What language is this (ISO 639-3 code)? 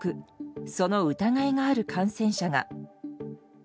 jpn